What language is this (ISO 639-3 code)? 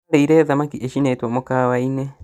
kik